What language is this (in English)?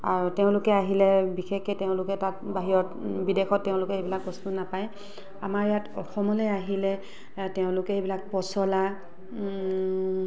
Assamese